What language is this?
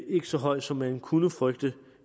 Danish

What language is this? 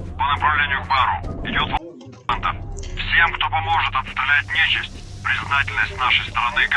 Russian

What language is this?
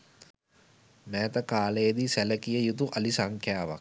Sinhala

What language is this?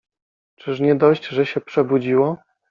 Polish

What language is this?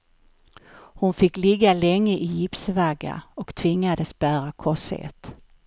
Swedish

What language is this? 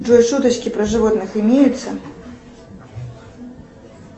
Russian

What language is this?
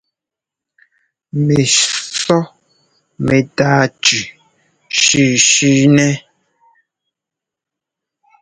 Ngomba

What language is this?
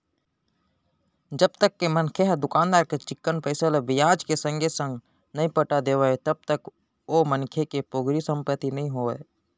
Chhattisgarhi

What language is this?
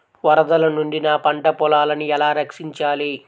Telugu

